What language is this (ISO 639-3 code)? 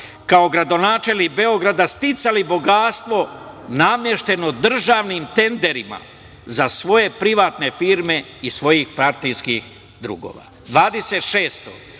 srp